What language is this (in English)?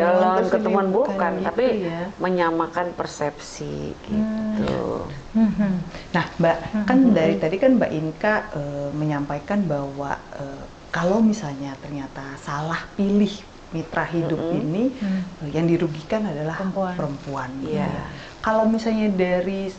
Indonesian